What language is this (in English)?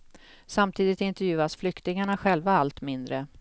Swedish